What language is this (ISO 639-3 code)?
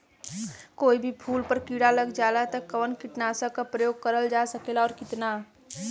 bho